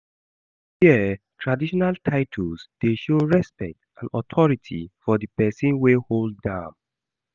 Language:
Nigerian Pidgin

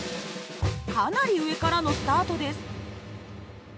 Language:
Japanese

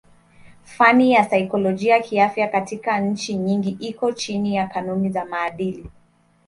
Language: Swahili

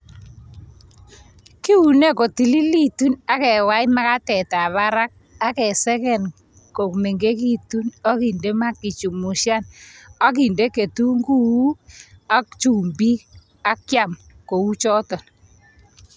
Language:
Kalenjin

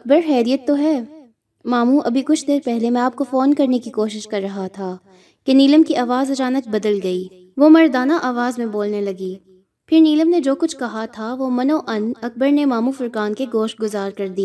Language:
Urdu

